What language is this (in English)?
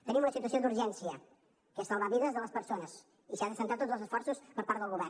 Catalan